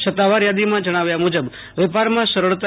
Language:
Gujarati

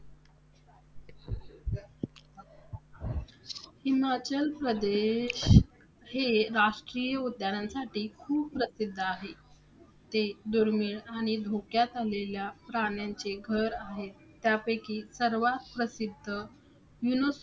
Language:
Marathi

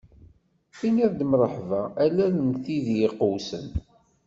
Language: Kabyle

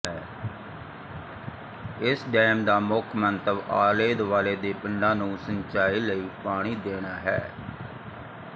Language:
Punjabi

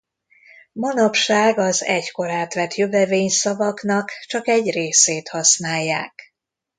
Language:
Hungarian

